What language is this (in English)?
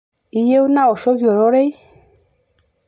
Masai